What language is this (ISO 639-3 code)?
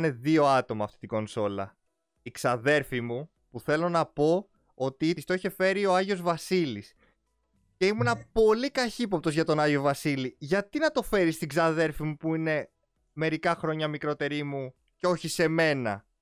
ell